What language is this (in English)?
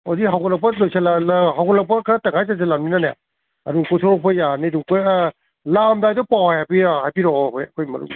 Manipuri